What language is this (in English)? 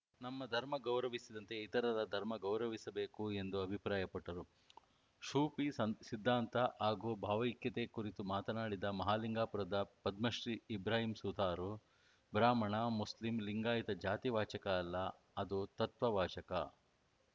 Kannada